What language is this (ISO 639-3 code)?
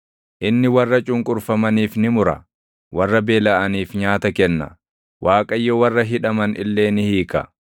orm